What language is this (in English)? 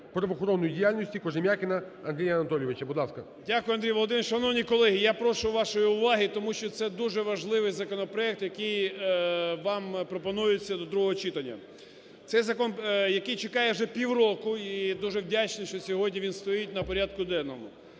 Ukrainian